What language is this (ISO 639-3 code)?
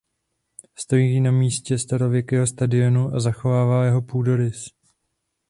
ces